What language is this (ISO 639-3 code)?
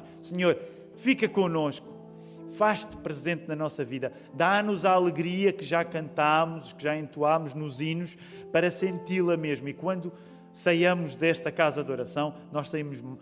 por